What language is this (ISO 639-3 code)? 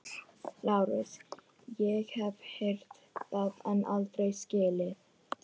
isl